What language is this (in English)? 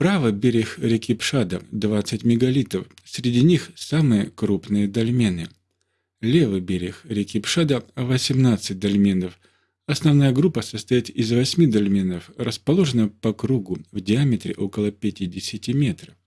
Russian